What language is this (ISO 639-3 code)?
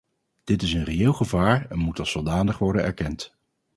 nld